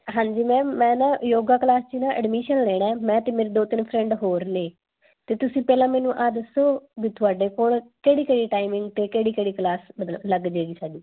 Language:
Punjabi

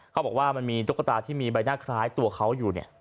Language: Thai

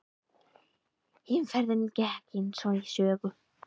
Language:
Icelandic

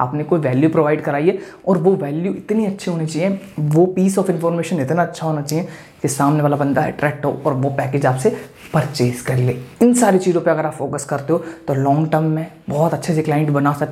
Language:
Hindi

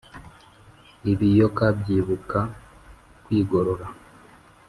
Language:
Kinyarwanda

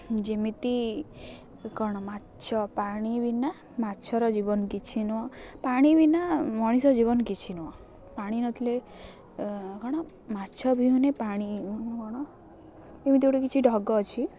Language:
Odia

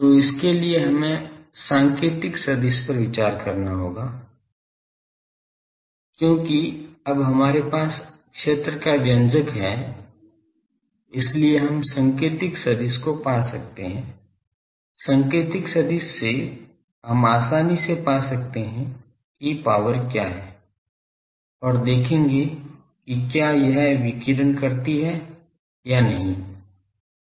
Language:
Hindi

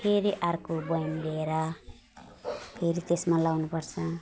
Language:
Nepali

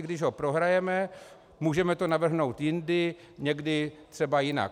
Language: Czech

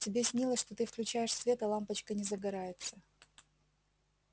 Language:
Russian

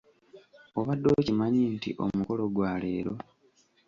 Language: Ganda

